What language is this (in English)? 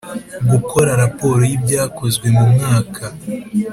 Kinyarwanda